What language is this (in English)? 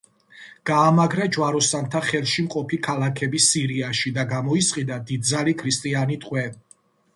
Georgian